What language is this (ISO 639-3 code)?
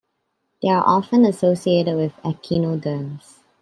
eng